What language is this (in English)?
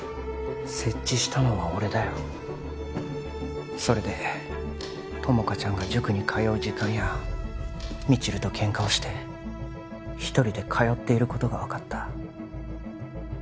Japanese